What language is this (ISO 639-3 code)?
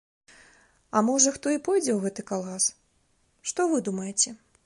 bel